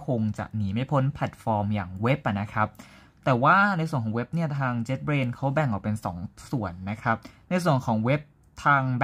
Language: Thai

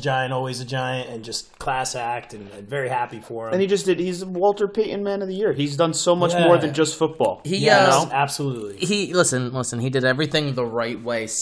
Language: English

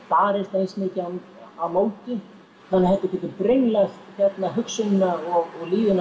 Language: Icelandic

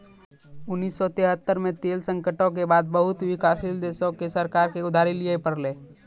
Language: Maithili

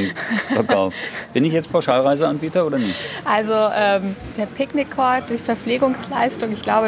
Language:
German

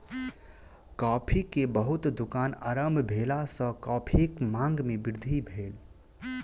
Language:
Maithili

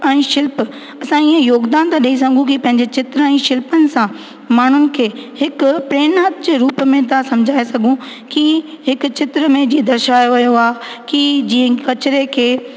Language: Sindhi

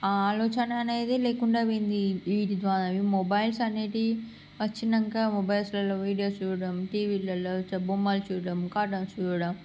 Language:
Telugu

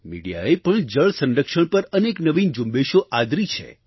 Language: Gujarati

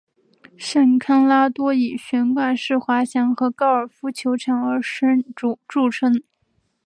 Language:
Chinese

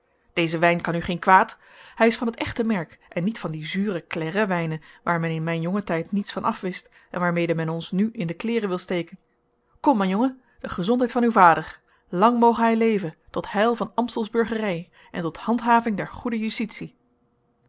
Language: Dutch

